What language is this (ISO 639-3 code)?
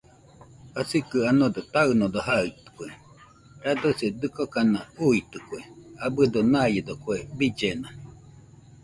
hux